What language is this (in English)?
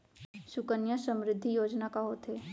Chhattisgarhi